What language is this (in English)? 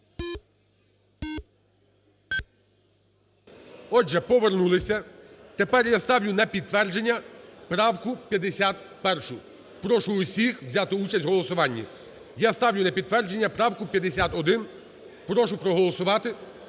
Ukrainian